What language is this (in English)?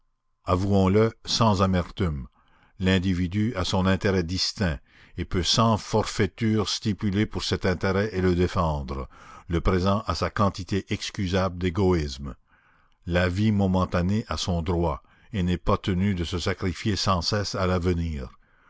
French